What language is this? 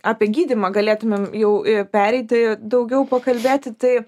Lithuanian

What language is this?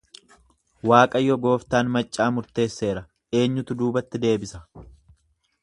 Oromo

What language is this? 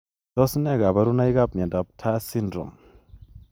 Kalenjin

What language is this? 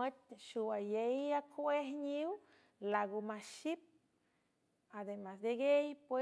San Francisco Del Mar Huave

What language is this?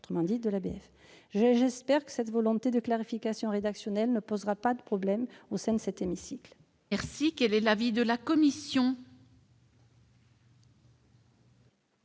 French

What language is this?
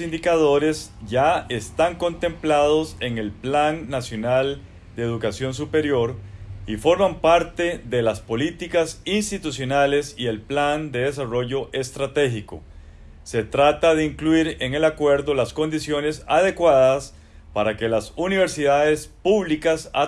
Spanish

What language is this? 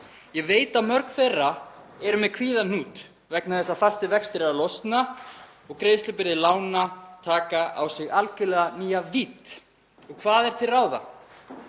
Icelandic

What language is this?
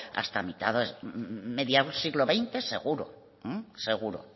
Spanish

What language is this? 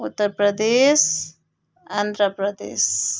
Nepali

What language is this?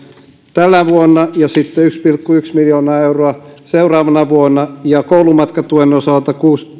Finnish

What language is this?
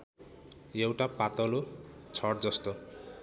Nepali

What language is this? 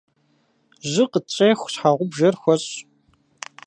Kabardian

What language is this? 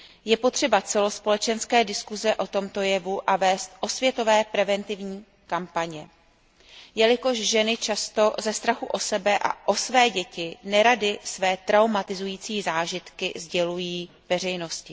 Czech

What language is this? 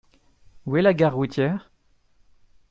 French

